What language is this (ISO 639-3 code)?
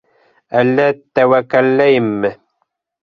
bak